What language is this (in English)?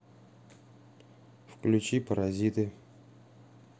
Russian